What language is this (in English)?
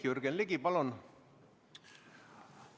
Estonian